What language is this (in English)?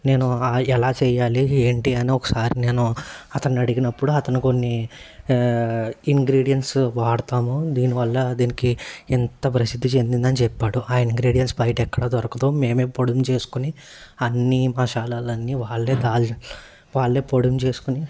Telugu